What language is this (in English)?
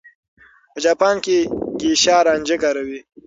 Pashto